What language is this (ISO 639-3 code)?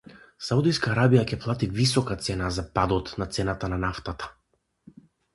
mkd